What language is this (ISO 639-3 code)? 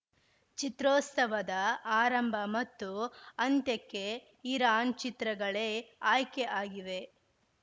kan